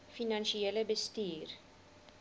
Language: Afrikaans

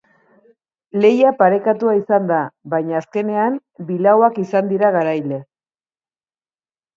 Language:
Basque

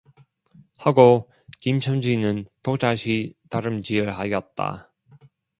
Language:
Korean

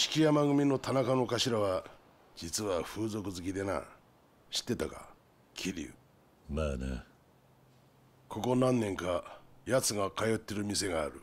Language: Japanese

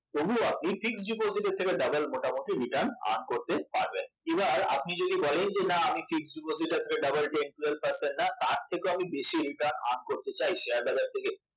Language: Bangla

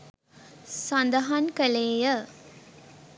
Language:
Sinhala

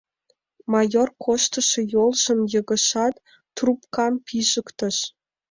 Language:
Mari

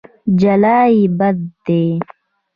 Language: Pashto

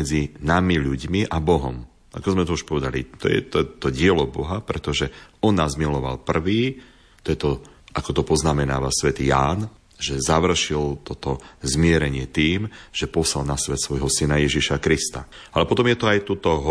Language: Slovak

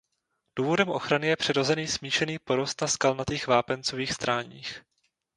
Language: Czech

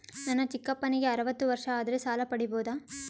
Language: Kannada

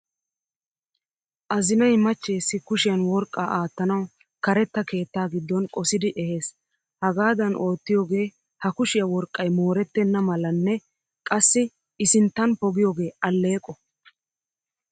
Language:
Wolaytta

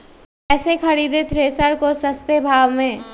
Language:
Magahi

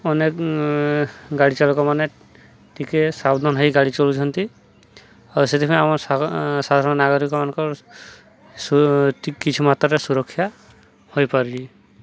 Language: Odia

